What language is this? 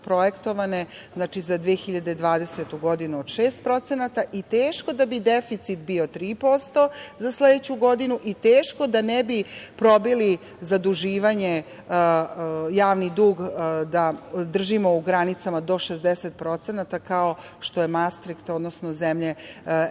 Serbian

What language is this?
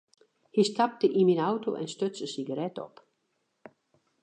Western Frisian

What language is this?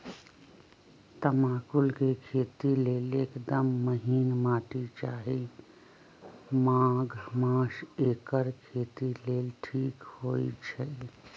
Magahi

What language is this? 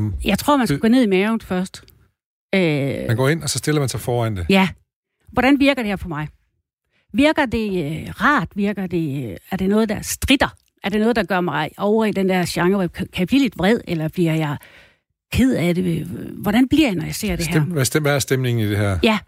Danish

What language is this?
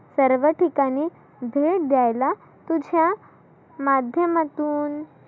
Marathi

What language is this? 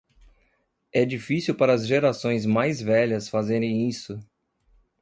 Portuguese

